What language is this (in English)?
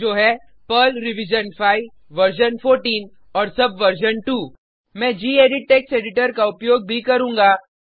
Hindi